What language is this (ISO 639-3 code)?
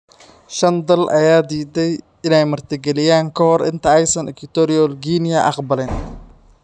som